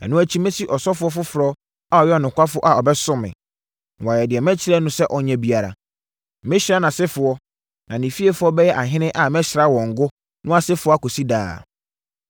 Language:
Akan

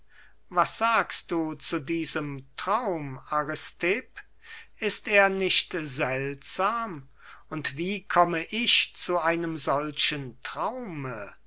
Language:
German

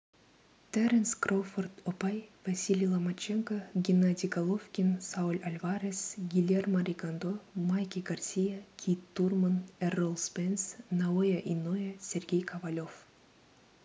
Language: Kazakh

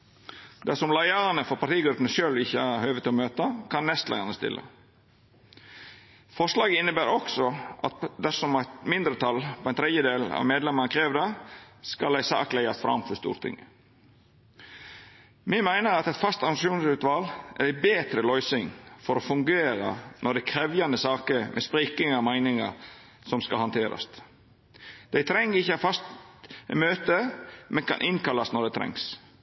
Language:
Norwegian Nynorsk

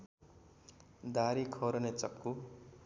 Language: Nepali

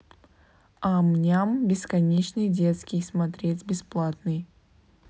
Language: Russian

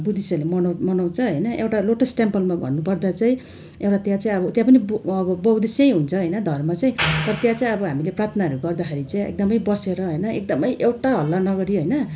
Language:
Nepali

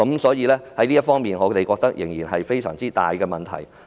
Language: Cantonese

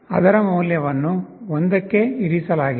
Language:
Kannada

